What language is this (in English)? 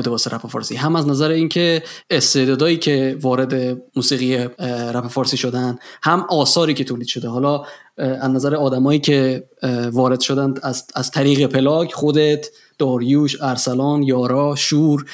Persian